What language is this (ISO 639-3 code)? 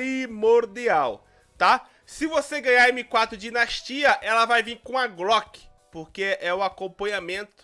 por